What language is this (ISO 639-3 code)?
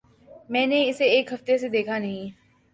urd